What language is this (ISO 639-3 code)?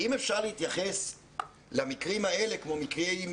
heb